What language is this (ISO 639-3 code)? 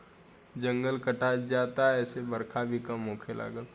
bho